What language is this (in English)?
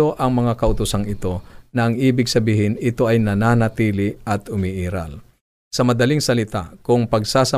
Filipino